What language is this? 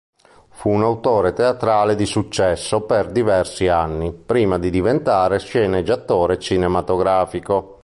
Italian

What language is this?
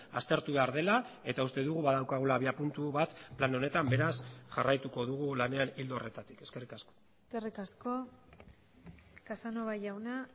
Basque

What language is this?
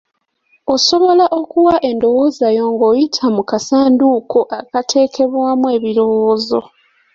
Ganda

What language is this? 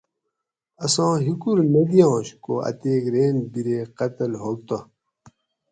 Gawri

